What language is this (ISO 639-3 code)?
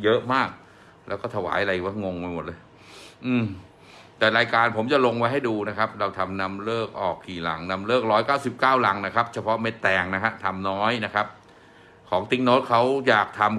tha